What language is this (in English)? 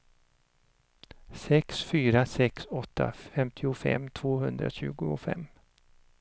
Swedish